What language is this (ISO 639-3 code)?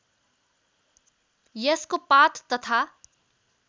nep